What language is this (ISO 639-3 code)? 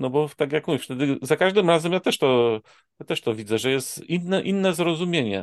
pol